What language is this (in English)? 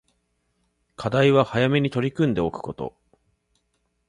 Japanese